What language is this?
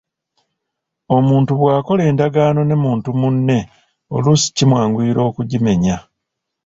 Ganda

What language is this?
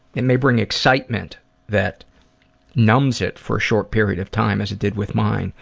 English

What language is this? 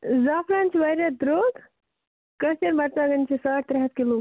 Kashmiri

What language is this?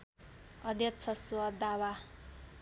Nepali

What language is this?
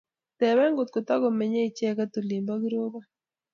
Kalenjin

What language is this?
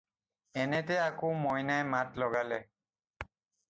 Assamese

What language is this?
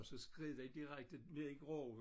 Danish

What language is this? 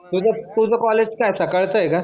Marathi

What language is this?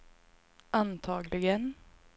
Swedish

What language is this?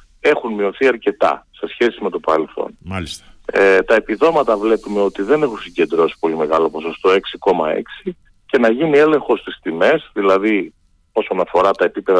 Greek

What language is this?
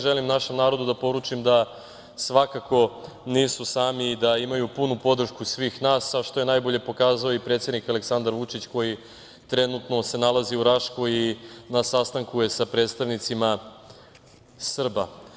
Serbian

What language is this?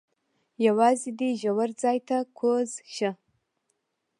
Pashto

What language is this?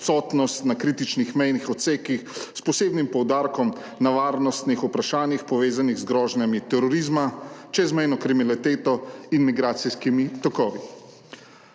Slovenian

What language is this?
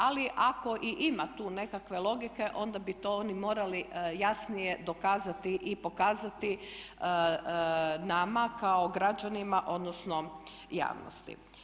Croatian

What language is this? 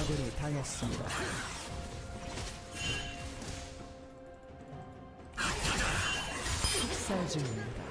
Korean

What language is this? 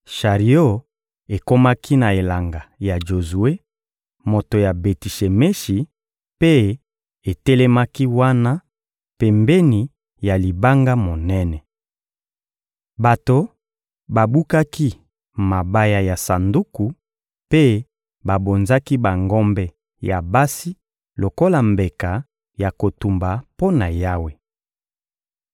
Lingala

